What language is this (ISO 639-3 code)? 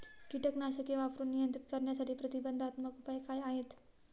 mar